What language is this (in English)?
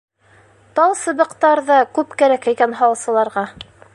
Bashkir